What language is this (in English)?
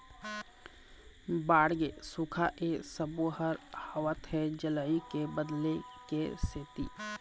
Chhattisgarhi